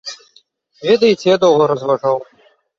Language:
Belarusian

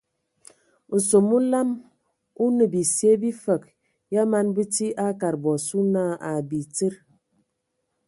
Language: Ewondo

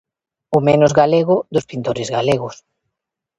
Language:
Galician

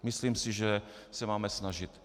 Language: Czech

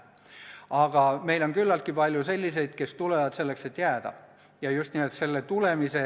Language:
Estonian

